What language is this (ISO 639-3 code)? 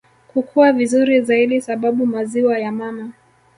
swa